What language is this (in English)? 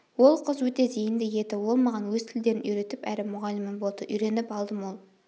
Kazakh